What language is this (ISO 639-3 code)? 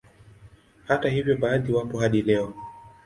swa